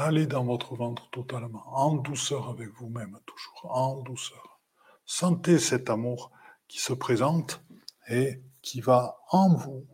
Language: French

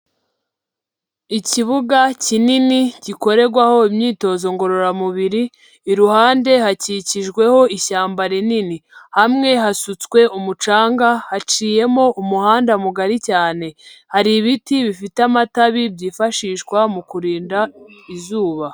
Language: Kinyarwanda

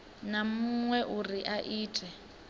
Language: Venda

